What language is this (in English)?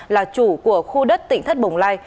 Vietnamese